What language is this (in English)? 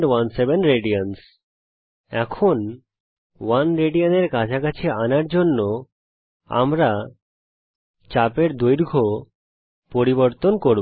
Bangla